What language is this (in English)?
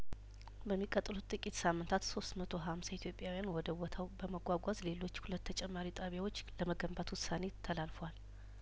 Amharic